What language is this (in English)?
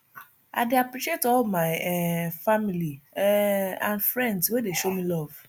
Nigerian Pidgin